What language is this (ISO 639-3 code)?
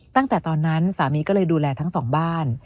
tha